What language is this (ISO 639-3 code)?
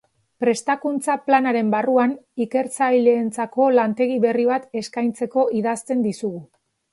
eus